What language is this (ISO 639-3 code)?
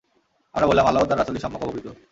ben